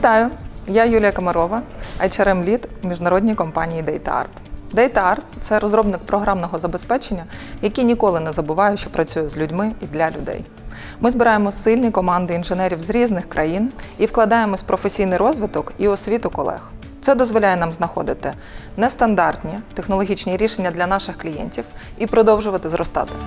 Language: Ukrainian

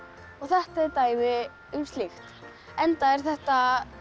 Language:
Icelandic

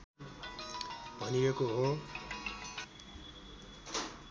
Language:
Nepali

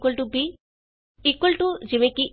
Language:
Punjabi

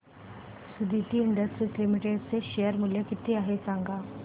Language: Marathi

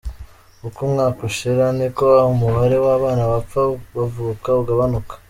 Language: Kinyarwanda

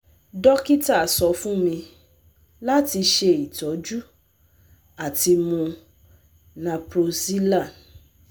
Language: Yoruba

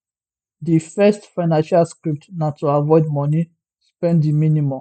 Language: Nigerian Pidgin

